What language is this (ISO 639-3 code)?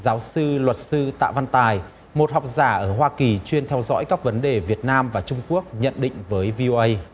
vie